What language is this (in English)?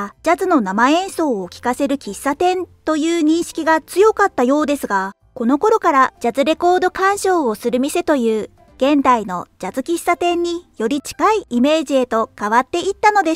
Japanese